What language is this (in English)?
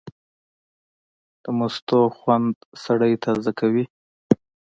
Pashto